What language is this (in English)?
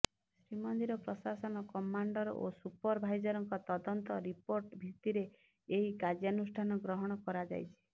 Odia